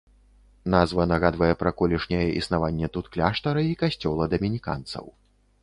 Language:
Belarusian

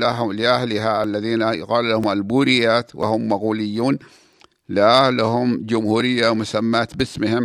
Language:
Arabic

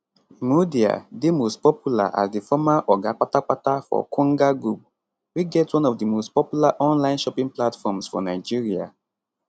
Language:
Nigerian Pidgin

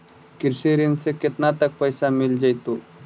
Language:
Magahi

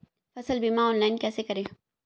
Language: Hindi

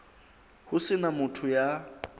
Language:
Southern Sotho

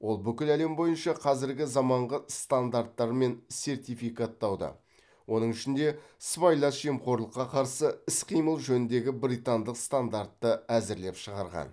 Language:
Kazakh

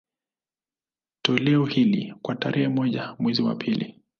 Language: Swahili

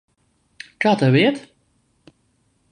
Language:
Latvian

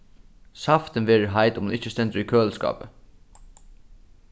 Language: Faroese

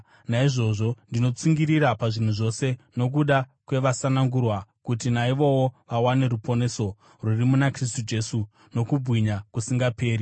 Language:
Shona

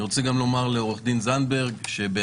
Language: Hebrew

